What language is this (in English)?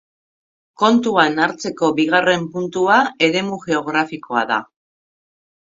Basque